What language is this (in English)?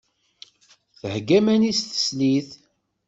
Kabyle